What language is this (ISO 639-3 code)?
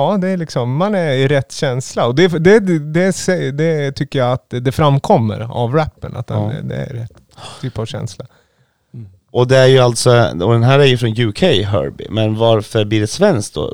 swe